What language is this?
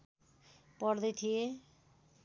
Nepali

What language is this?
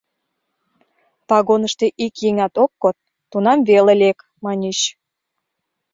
Mari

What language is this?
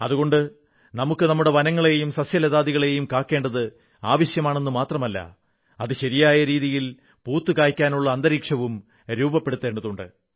Malayalam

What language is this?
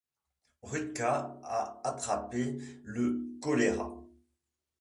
French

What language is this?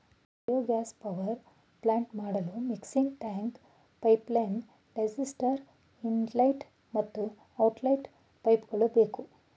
Kannada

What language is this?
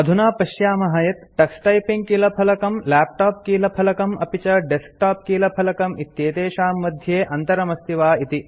Sanskrit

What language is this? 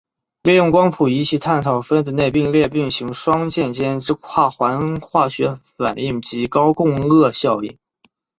Chinese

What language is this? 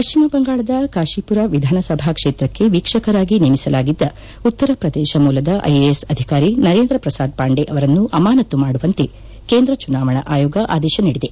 Kannada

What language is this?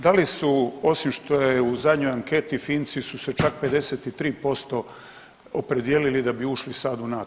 Croatian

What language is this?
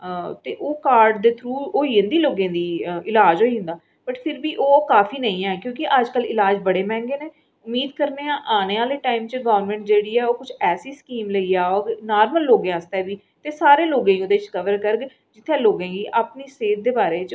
Dogri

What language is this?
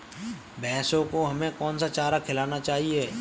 Hindi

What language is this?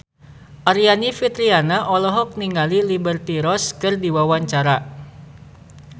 Sundanese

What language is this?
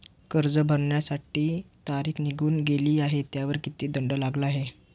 Marathi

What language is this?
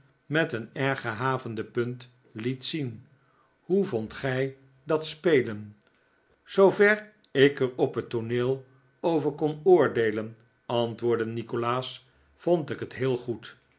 Dutch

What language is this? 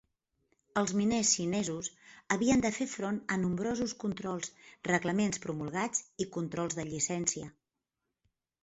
Catalan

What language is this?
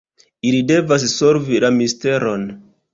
Esperanto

